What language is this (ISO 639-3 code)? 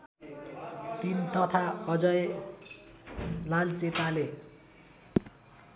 nep